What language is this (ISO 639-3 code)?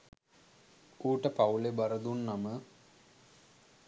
sin